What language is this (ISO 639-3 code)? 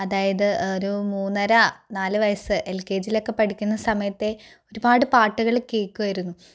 mal